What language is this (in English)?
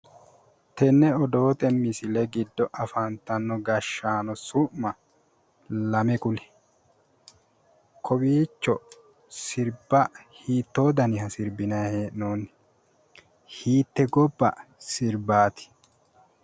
Sidamo